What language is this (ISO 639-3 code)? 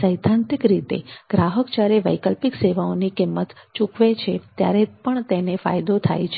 guj